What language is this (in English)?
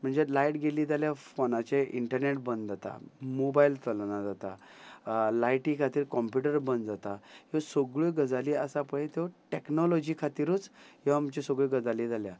Konkani